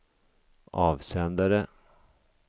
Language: Swedish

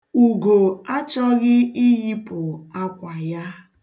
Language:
Igbo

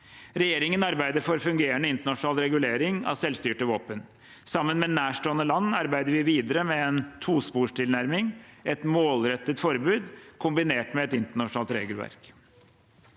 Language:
Norwegian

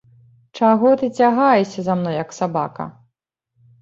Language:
Belarusian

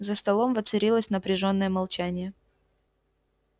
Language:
Russian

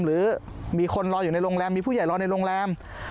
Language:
Thai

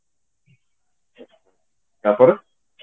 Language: Odia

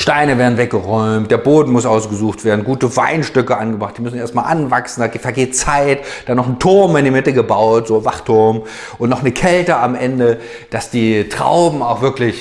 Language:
German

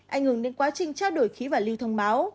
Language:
Vietnamese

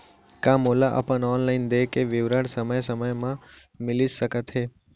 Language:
Chhattisgarhi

